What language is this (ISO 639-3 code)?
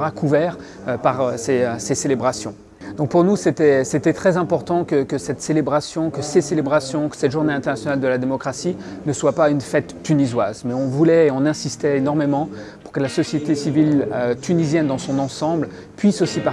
fra